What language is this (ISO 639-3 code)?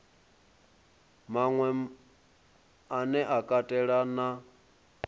ven